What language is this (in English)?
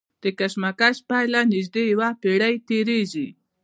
Pashto